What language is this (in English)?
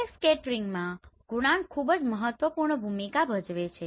Gujarati